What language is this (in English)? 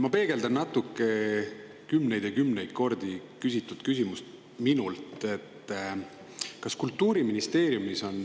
Estonian